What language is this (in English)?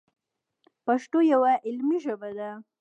Pashto